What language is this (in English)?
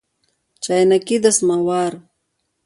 Pashto